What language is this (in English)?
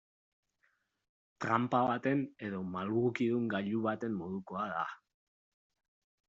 Basque